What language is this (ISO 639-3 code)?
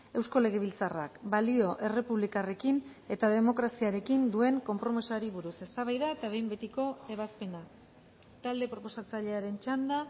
eus